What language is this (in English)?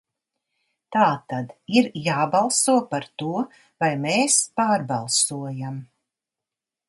Latvian